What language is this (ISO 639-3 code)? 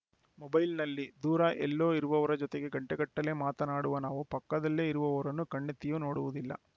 kan